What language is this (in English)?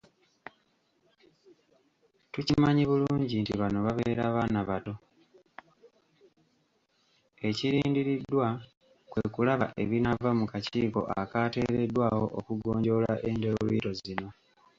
Ganda